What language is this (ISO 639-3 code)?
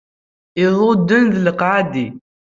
kab